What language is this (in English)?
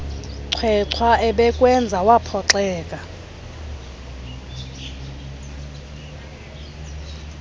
Xhosa